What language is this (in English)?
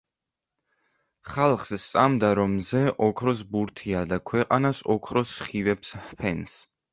Georgian